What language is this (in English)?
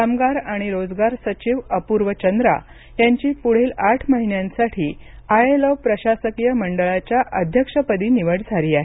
Marathi